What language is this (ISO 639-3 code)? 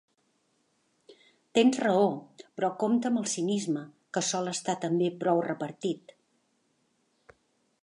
cat